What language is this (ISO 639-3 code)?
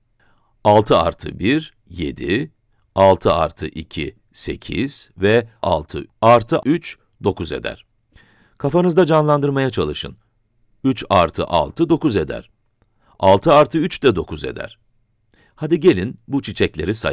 tur